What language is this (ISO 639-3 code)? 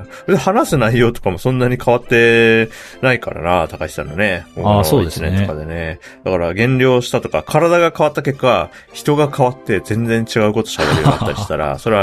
jpn